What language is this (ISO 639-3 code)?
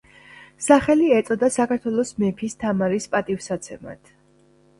kat